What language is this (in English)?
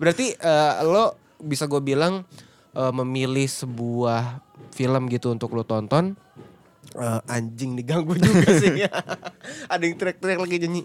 Indonesian